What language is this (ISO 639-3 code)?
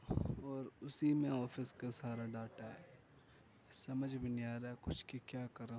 urd